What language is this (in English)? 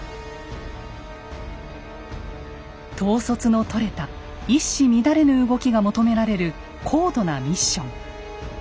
Japanese